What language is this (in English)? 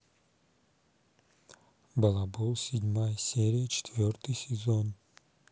Russian